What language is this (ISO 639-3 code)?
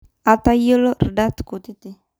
mas